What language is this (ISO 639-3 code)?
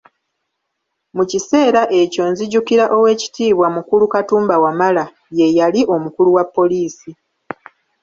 lug